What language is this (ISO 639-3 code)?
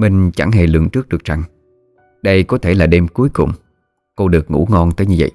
vie